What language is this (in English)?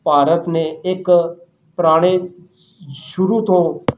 Punjabi